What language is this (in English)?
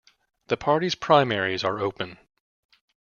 English